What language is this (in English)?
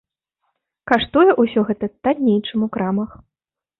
Belarusian